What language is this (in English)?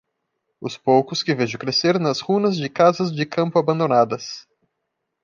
Portuguese